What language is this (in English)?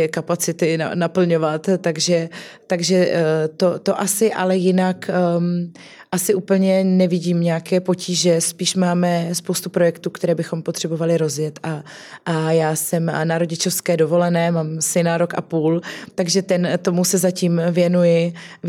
Czech